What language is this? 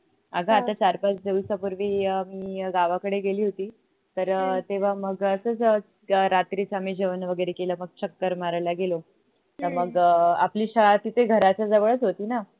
Marathi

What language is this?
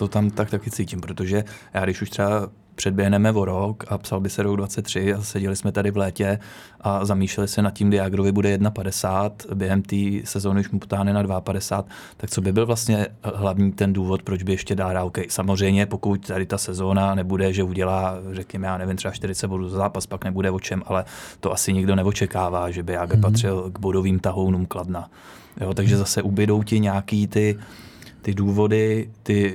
Czech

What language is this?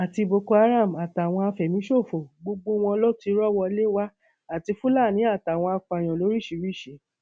Yoruba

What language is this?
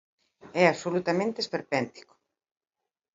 Galician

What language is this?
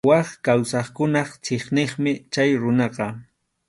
Arequipa-La Unión Quechua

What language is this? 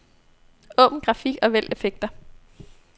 Danish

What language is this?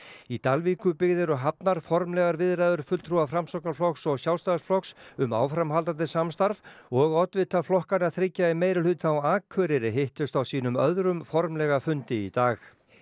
Icelandic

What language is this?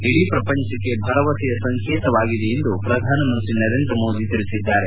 Kannada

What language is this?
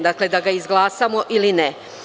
Serbian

